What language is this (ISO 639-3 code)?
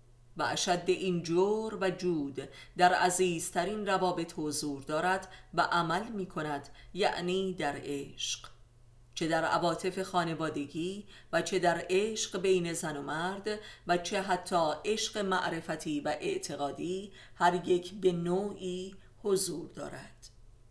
fas